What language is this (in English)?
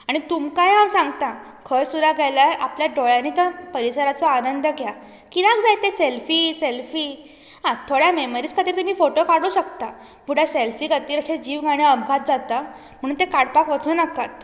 Konkani